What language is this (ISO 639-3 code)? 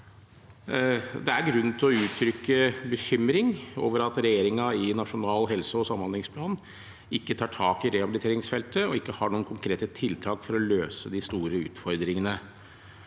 nor